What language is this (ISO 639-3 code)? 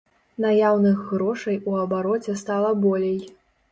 bel